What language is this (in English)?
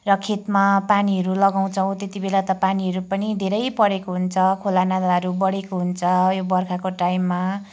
Nepali